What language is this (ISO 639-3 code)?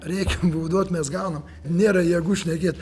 lit